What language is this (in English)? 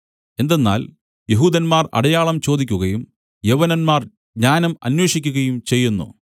Malayalam